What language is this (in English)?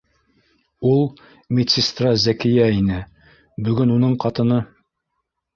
Bashkir